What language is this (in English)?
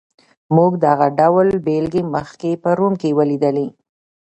Pashto